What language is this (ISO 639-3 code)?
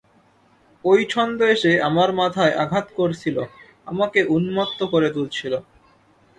ben